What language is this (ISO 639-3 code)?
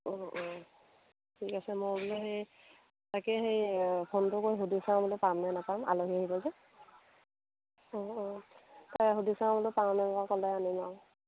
asm